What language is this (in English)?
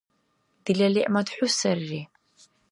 Dargwa